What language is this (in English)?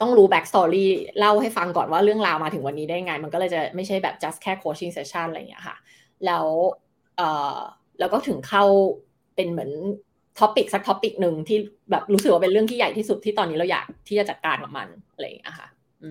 Thai